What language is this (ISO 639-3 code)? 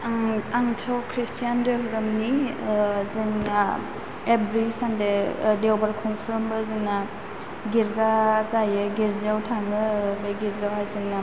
brx